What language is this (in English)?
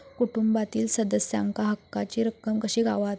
Marathi